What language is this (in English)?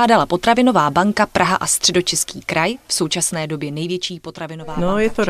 Czech